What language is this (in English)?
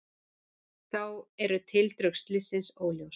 Icelandic